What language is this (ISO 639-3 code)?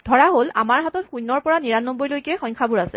asm